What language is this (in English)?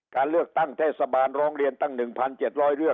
Thai